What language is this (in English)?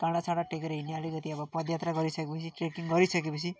Nepali